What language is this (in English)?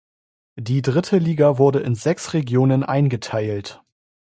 German